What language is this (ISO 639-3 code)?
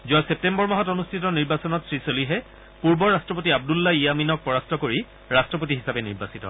asm